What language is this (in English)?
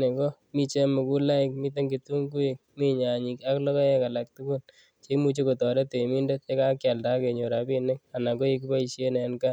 Kalenjin